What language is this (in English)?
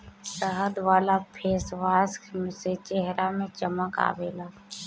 Bhojpuri